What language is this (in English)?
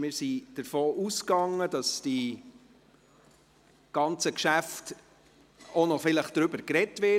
Swiss German